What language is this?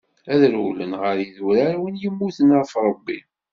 Kabyle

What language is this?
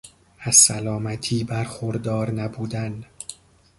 Persian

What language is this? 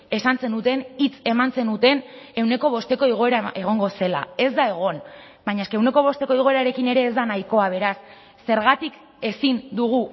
Basque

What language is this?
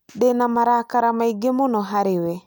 Kikuyu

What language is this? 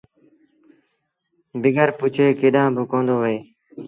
Sindhi Bhil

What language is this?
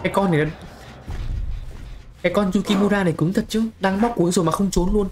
Vietnamese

